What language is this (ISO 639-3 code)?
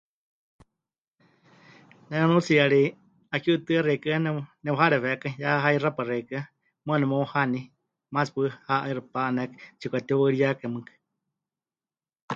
hch